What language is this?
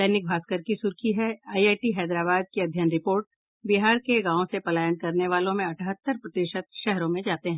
Hindi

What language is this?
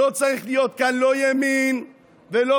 Hebrew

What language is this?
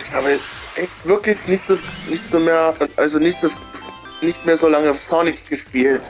German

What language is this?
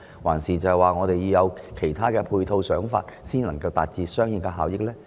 Cantonese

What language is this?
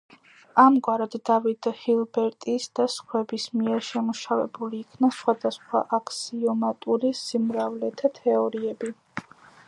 Georgian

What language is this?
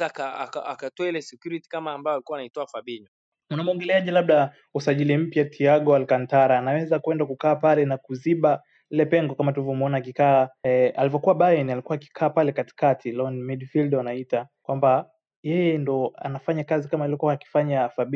Swahili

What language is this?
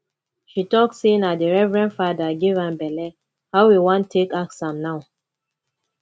Nigerian Pidgin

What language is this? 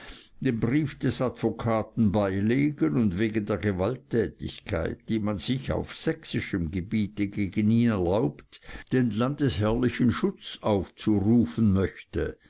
German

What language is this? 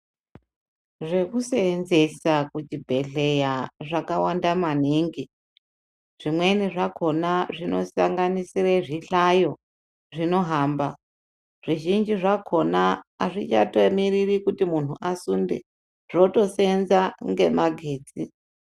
Ndau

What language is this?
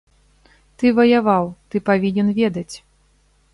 Belarusian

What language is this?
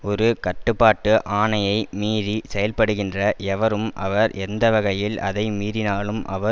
Tamil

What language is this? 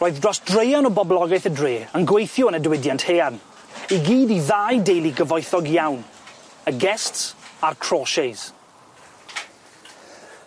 Welsh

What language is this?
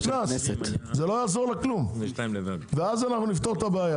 Hebrew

